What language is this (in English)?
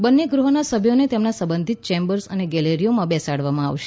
Gujarati